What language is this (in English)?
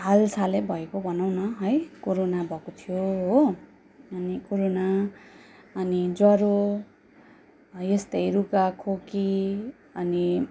Nepali